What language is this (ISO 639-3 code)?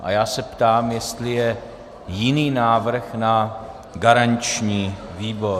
ces